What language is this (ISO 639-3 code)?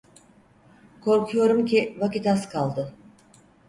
tur